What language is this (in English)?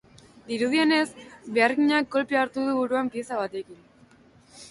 Basque